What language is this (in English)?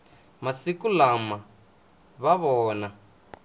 Tsonga